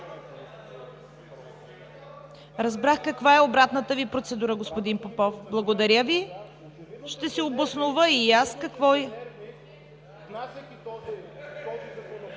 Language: Bulgarian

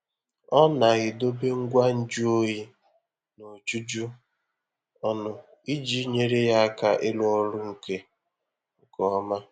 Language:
Igbo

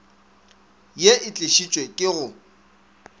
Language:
Northern Sotho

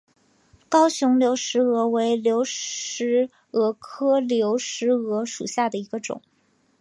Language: Chinese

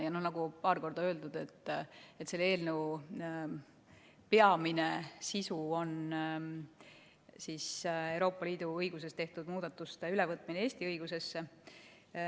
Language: Estonian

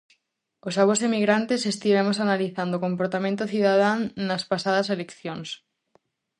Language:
Galician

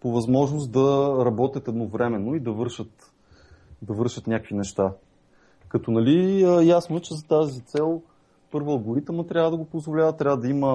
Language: Bulgarian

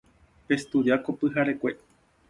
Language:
Guarani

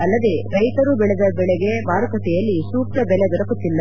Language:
Kannada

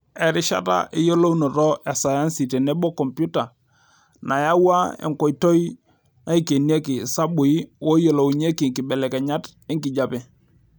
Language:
Masai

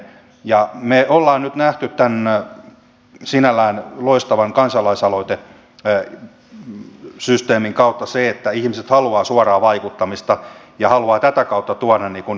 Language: Finnish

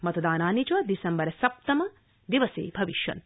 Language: Sanskrit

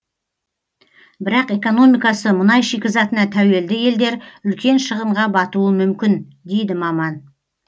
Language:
Kazakh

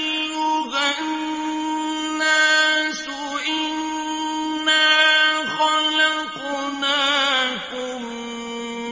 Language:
Arabic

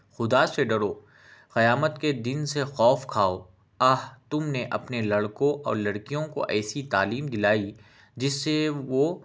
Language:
Urdu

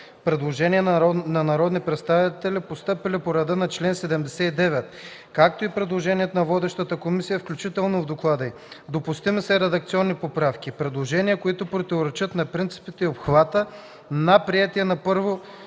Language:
Bulgarian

